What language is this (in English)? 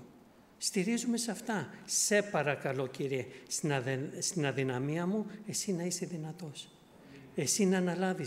Greek